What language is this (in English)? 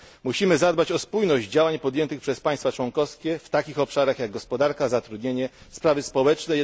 Polish